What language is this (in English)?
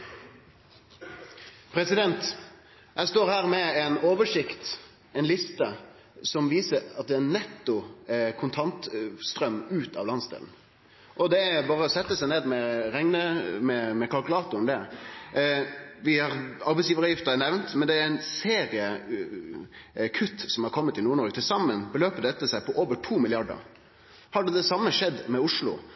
Norwegian Nynorsk